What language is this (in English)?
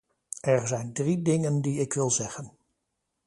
Dutch